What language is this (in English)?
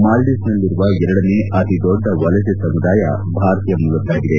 Kannada